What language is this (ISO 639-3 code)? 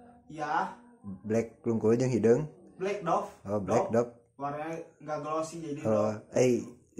ind